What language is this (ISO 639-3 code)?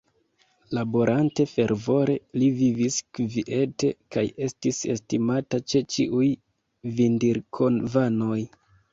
epo